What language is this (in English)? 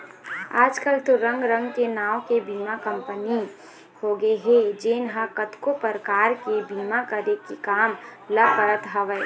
Chhattisgarhi